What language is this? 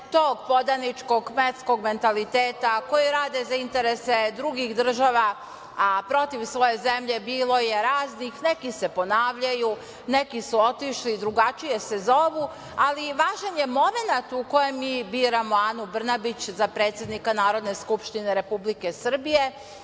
Serbian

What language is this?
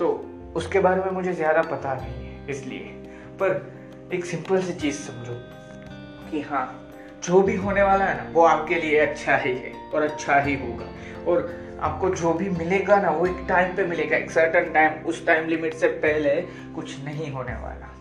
Hindi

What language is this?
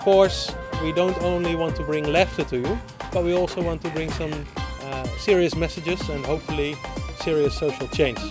Bangla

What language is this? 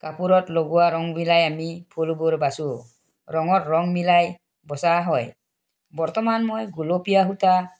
Assamese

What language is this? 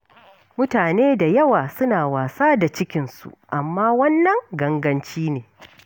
Hausa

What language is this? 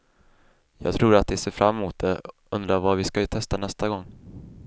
Swedish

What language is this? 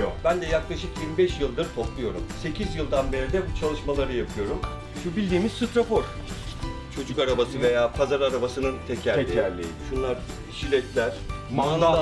Turkish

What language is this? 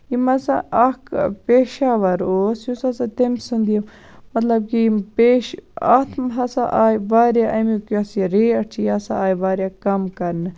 Kashmiri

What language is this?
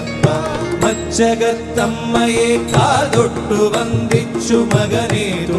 Malayalam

